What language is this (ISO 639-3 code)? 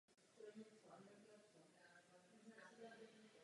ces